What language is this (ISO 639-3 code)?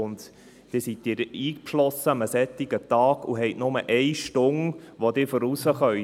gsw